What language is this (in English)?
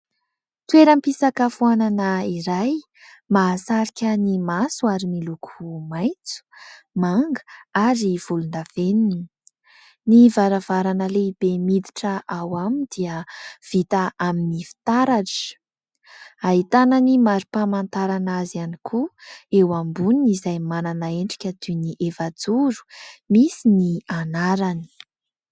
Malagasy